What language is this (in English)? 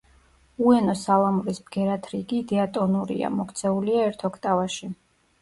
Georgian